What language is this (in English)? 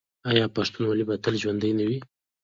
Pashto